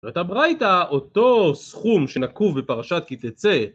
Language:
Hebrew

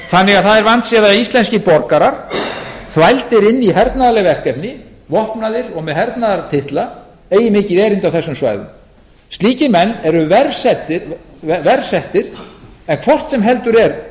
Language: Icelandic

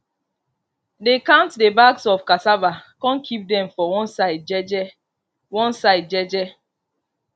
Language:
Nigerian Pidgin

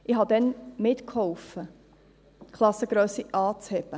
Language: Swiss German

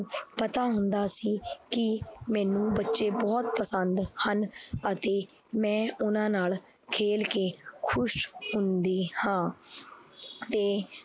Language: Punjabi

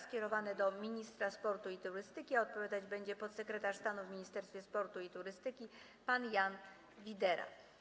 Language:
Polish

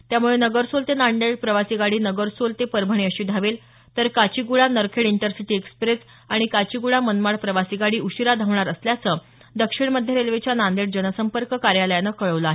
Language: Marathi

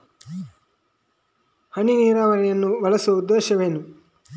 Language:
Kannada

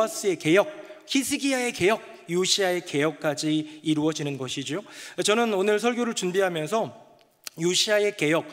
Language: Korean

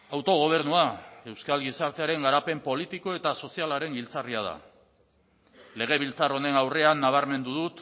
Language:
Basque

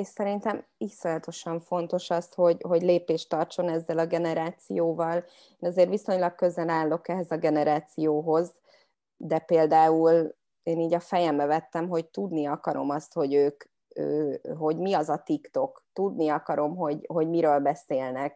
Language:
Hungarian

